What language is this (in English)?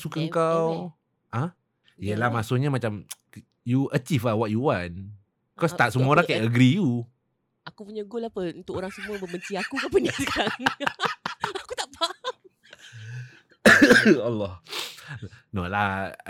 Malay